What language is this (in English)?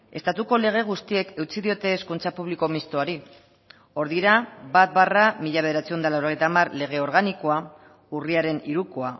Basque